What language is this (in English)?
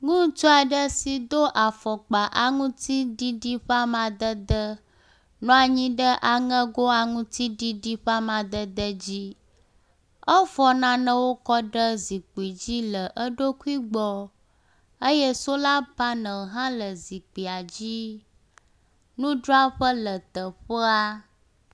Ewe